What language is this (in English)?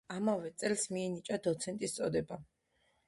Georgian